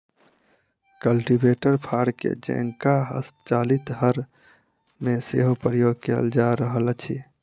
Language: Maithili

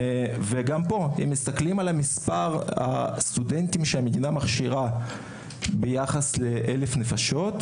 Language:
Hebrew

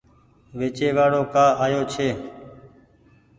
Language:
Goaria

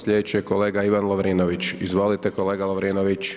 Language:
Croatian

